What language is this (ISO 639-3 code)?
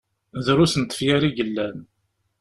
kab